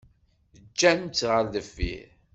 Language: Kabyle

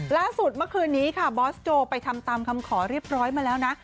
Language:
Thai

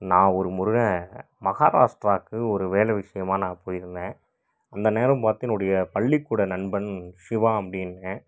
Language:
Tamil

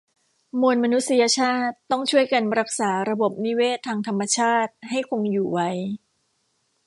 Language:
Thai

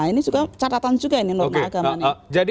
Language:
Indonesian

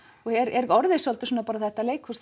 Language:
Icelandic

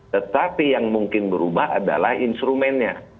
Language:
Indonesian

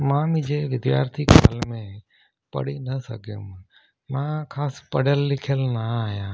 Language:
Sindhi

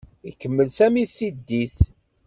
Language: Kabyle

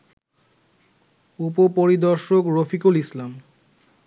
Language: Bangla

